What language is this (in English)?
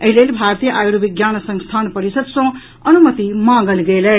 Maithili